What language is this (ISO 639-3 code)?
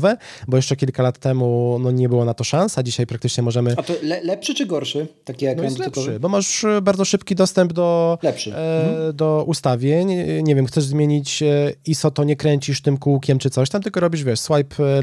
pol